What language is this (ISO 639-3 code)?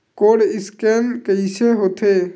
hne